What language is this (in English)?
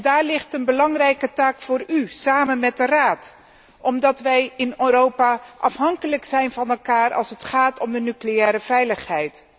Dutch